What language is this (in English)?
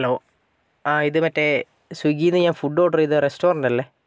Malayalam